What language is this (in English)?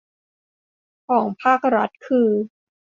Thai